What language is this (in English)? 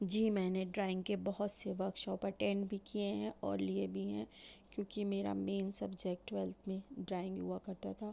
Urdu